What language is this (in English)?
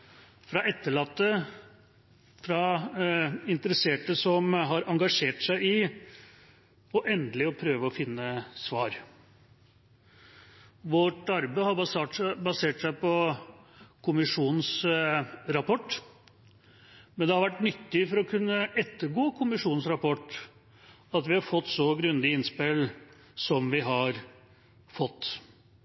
Norwegian Bokmål